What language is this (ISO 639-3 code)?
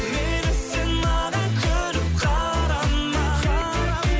kaz